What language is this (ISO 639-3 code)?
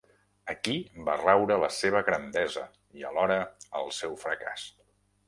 cat